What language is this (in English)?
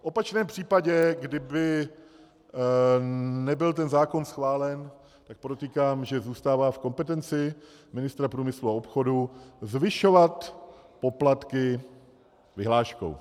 Czech